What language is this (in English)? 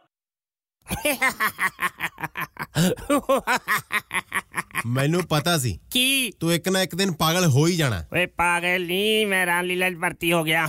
Punjabi